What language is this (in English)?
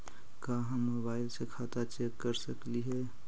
Magahi